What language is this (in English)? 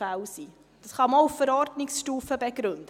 Swiss German